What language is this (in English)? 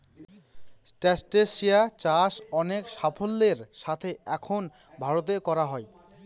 Bangla